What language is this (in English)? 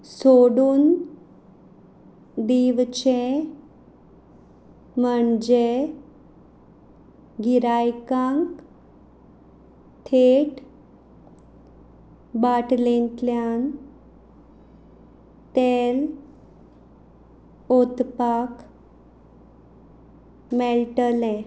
Konkani